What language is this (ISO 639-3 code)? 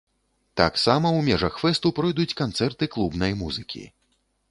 bel